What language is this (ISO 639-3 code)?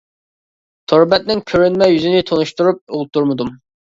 uig